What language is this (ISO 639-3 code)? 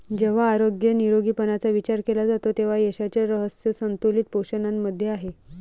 mar